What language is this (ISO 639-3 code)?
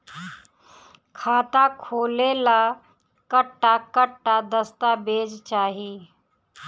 bho